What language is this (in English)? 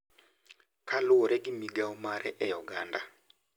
Luo (Kenya and Tanzania)